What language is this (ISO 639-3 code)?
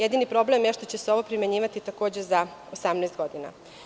srp